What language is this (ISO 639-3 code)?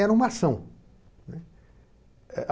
por